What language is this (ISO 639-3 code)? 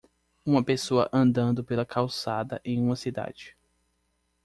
por